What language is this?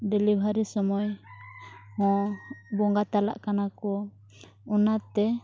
Santali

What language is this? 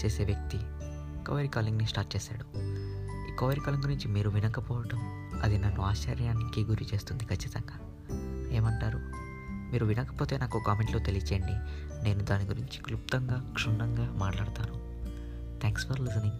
Telugu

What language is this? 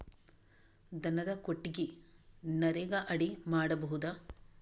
Kannada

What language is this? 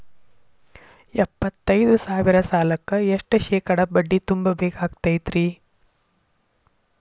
Kannada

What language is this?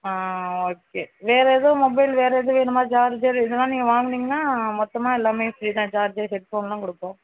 Tamil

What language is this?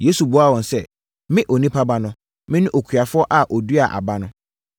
Akan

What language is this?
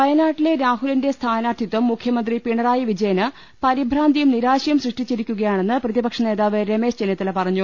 Malayalam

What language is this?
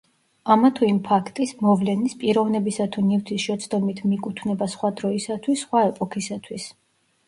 Georgian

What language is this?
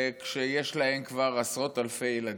Hebrew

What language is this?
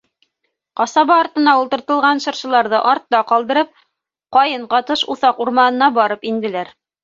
Bashkir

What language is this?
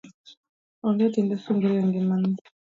Luo (Kenya and Tanzania)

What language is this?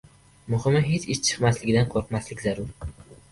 Uzbek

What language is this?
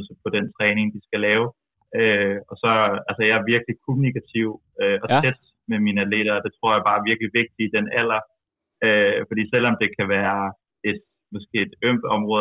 Danish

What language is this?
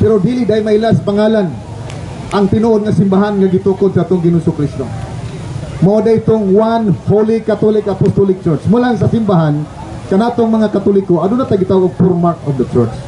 Filipino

